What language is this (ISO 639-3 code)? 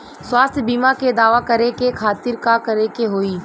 bho